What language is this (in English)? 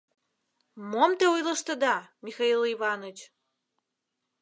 Mari